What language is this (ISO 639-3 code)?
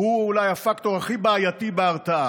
heb